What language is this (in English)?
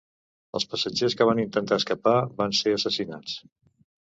Catalan